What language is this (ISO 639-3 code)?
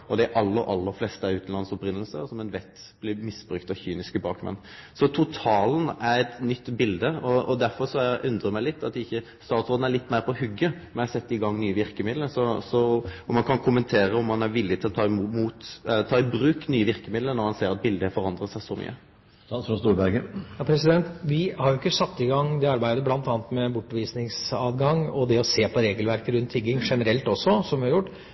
nor